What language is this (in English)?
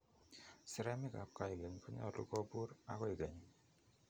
Kalenjin